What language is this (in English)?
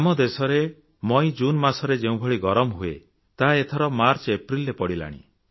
Odia